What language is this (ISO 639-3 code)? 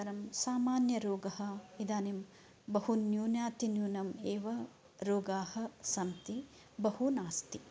san